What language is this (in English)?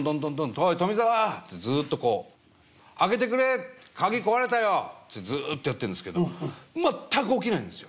Japanese